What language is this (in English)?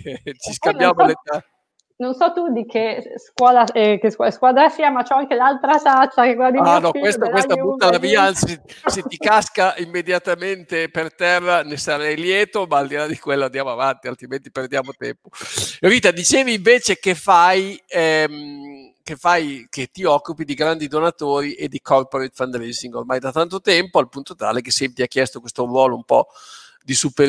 Italian